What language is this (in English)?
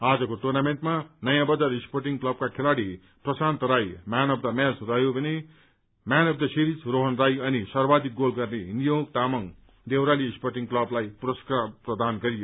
Nepali